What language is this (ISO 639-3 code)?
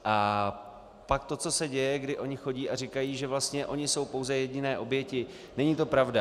ces